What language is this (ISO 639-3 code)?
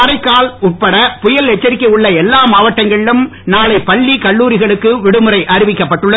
tam